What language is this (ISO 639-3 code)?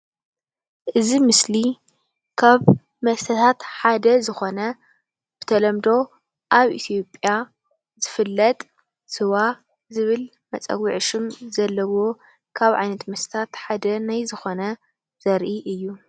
tir